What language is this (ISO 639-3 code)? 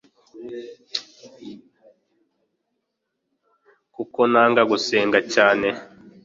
kin